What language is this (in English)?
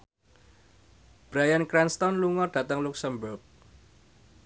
Javanese